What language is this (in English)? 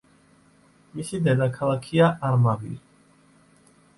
Georgian